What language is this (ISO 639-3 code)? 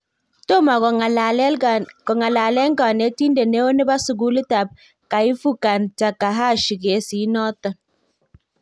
kln